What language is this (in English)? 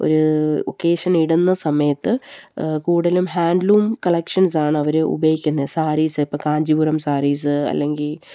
Malayalam